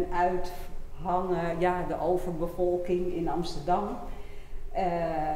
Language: Dutch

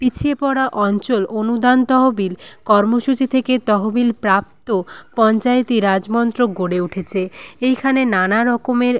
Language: Bangla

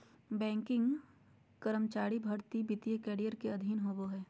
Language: Magahi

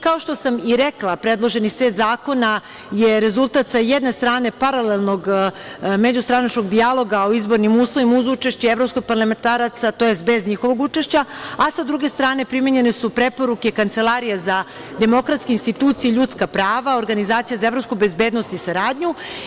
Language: Serbian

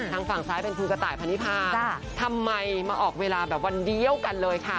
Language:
Thai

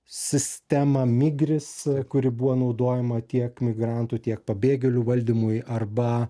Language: Lithuanian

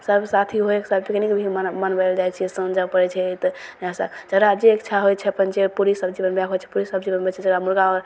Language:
Maithili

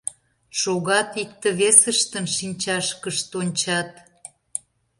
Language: Mari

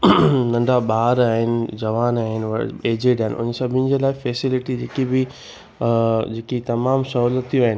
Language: Sindhi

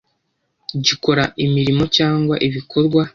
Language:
Kinyarwanda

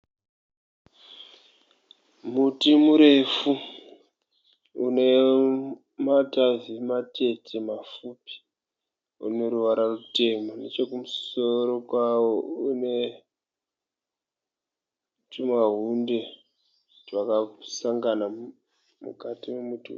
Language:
Shona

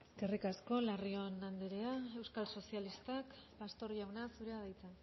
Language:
Basque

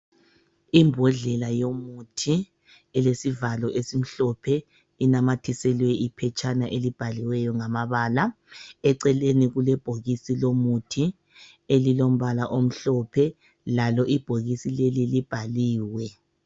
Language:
North Ndebele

